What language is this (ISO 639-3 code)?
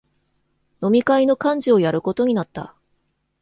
jpn